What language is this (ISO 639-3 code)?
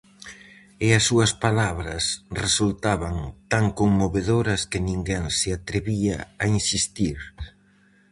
glg